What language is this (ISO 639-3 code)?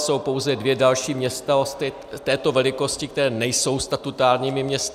ces